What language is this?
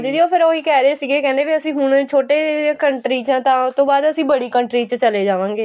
Punjabi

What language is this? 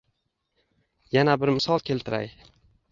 Uzbek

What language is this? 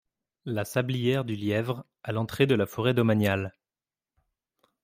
French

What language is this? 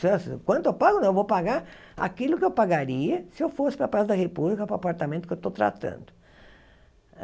Portuguese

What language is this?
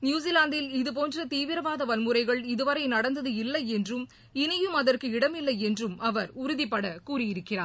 Tamil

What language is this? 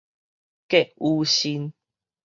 Min Nan Chinese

